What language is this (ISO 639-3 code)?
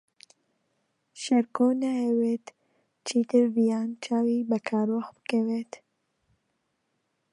ckb